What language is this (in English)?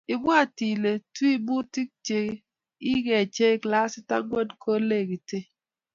Kalenjin